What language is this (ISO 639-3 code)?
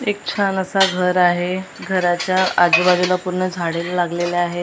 mar